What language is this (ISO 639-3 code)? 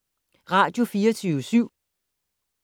dan